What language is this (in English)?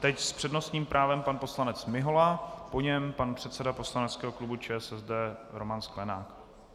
Czech